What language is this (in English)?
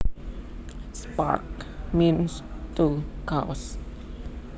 Javanese